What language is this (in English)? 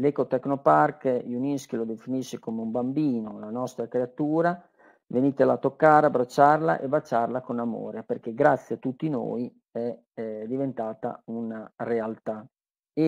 Italian